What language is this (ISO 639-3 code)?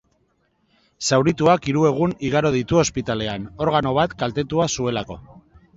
eus